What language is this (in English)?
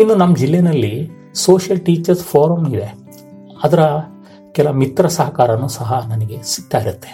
Kannada